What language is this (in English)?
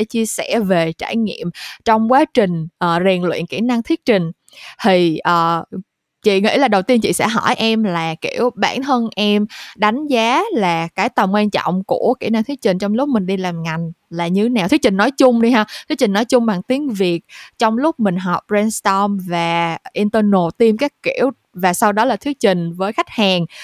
Vietnamese